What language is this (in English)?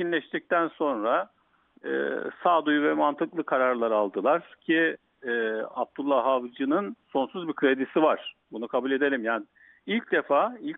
Turkish